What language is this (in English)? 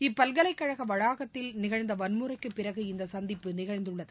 Tamil